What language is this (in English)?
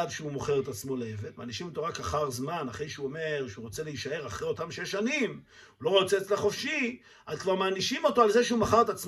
Hebrew